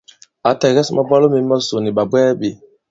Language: Bankon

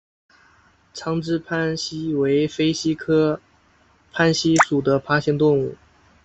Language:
Chinese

